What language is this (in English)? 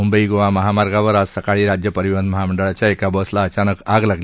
Marathi